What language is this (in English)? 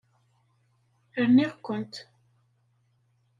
Kabyle